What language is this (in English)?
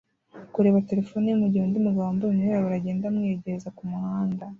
Kinyarwanda